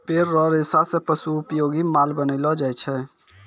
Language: Maithili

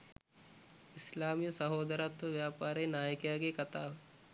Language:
Sinhala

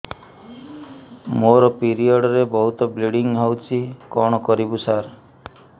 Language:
Odia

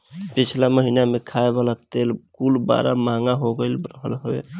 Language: Bhojpuri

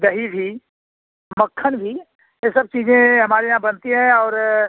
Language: Hindi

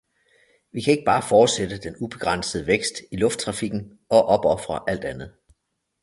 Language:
Danish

